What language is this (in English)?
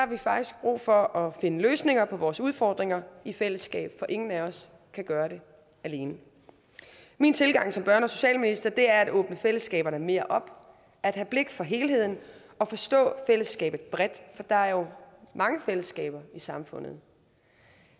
Danish